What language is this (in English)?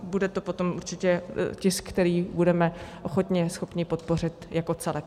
Czech